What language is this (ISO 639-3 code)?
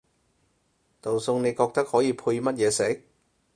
yue